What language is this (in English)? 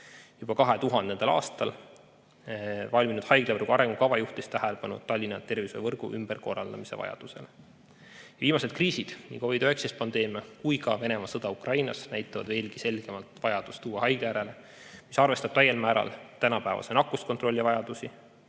Estonian